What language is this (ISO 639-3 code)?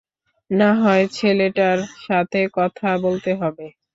ben